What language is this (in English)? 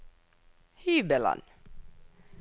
Norwegian